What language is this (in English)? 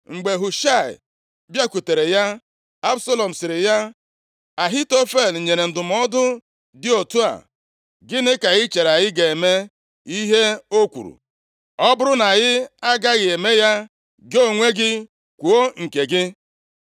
Igbo